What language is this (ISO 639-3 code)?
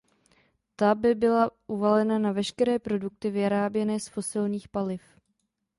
ces